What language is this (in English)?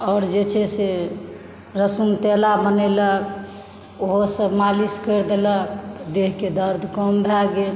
Maithili